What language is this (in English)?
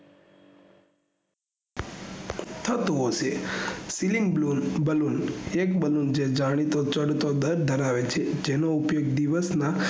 Gujarati